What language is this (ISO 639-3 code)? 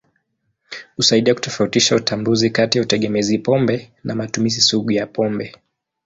swa